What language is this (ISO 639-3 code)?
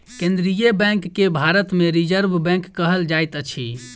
mai